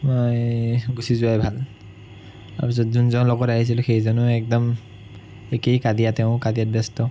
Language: Assamese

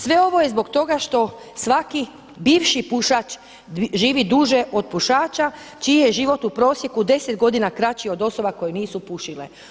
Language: Croatian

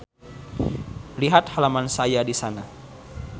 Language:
Sundanese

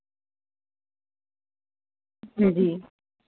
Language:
Dogri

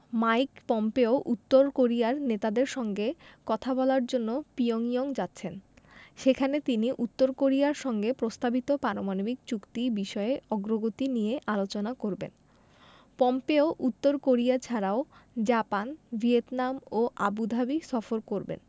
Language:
Bangla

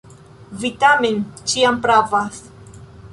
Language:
Esperanto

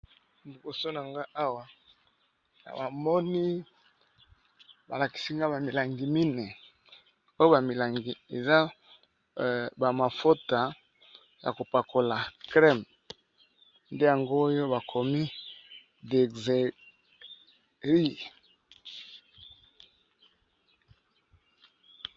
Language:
Lingala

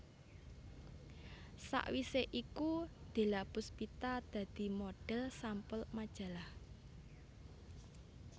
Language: Javanese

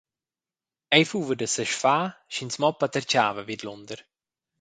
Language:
Romansh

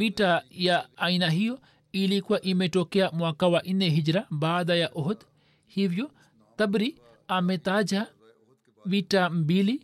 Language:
Swahili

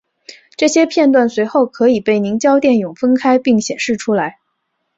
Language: Chinese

